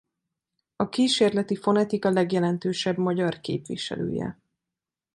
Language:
Hungarian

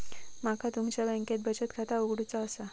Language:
Marathi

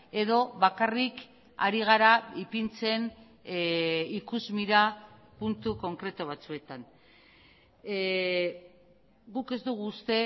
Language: Basque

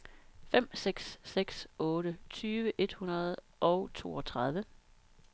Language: Danish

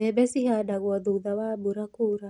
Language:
Kikuyu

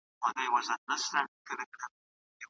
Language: Pashto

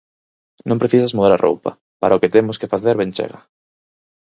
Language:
Galician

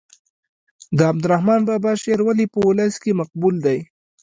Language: Pashto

